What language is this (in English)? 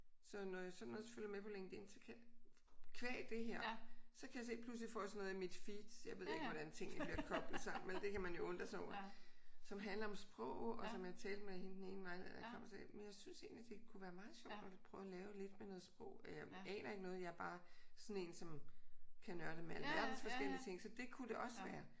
Danish